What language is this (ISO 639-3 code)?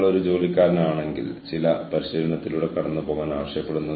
mal